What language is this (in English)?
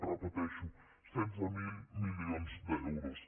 Catalan